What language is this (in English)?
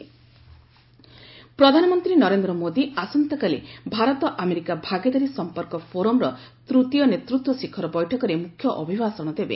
Odia